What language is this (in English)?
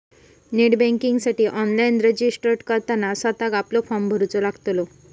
Marathi